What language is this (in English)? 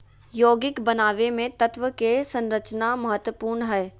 Magahi